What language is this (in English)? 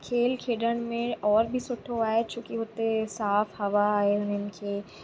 Sindhi